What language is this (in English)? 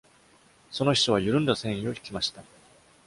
Japanese